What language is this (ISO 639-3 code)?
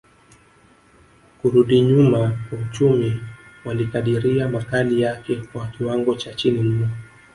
swa